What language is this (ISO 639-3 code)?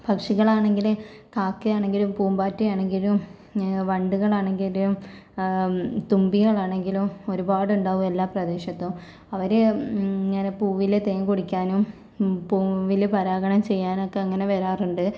mal